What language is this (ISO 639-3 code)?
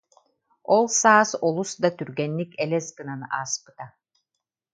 sah